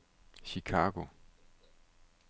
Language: Danish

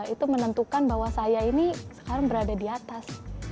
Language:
Indonesian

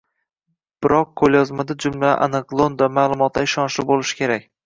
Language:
Uzbek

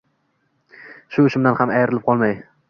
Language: Uzbek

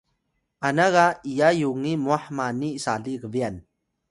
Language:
Atayal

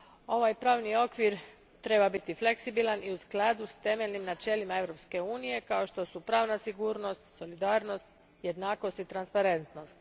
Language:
Croatian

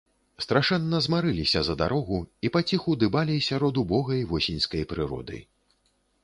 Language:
Belarusian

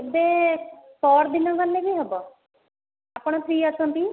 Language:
Odia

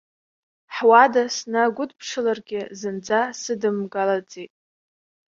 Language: Abkhazian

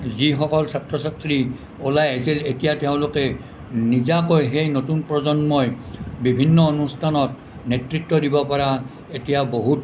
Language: Assamese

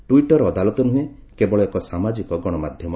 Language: Odia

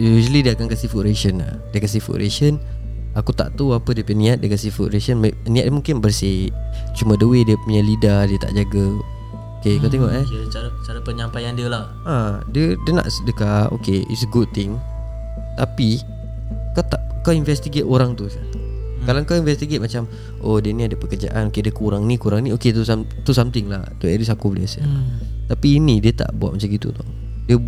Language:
Malay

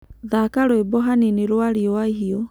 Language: Kikuyu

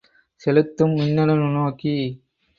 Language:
Tamil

